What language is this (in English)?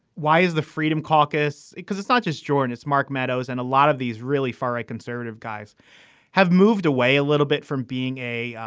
English